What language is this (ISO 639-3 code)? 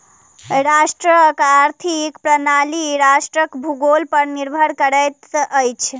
mai